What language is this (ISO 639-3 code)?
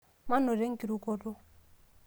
mas